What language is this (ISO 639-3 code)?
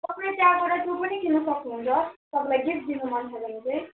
nep